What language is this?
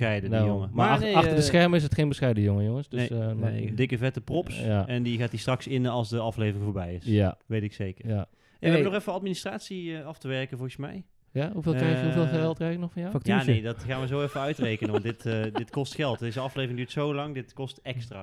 Dutch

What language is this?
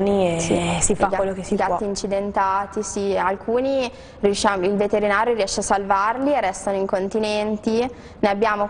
Italian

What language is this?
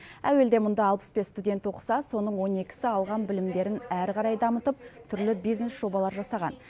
Kazakh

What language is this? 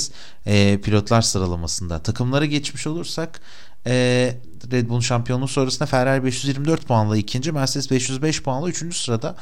Turkish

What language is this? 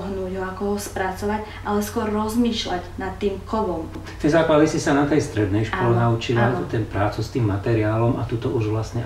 Slovak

